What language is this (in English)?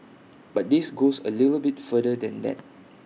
English